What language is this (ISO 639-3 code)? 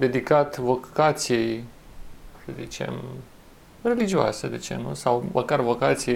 ron